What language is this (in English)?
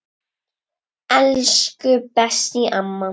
Icelandic